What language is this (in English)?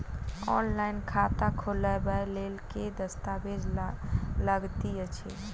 Maithili